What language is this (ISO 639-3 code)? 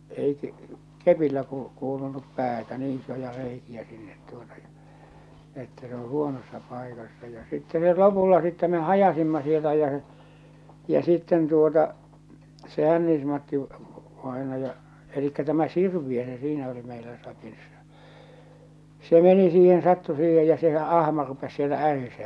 fin